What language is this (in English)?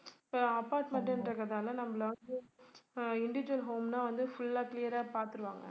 Tamil